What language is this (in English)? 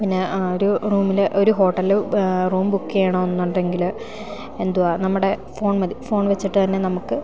Malayalam